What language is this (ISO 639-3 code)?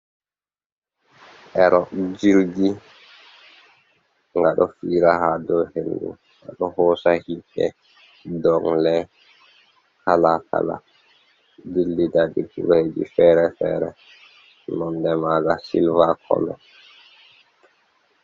ful